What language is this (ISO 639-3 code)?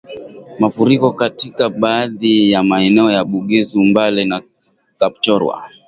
swa